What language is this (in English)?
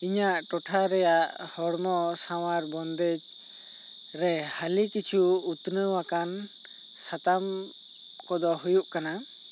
Santali